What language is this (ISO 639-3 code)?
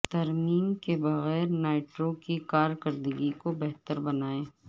urd